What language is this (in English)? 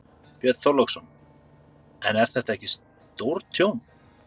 Icelandic